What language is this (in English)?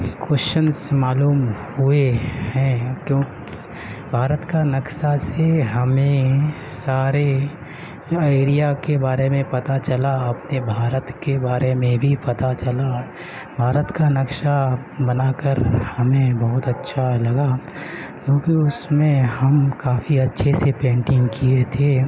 Urdu